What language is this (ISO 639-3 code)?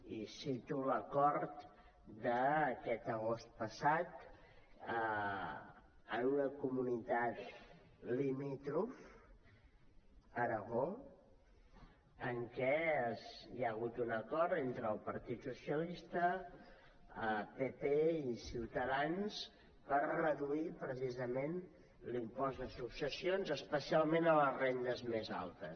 cat